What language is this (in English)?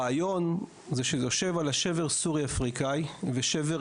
Hebrew